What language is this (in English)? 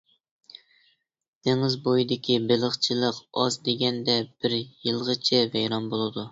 Uyghur